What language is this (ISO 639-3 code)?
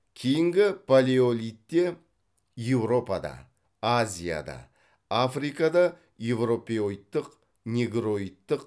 kaz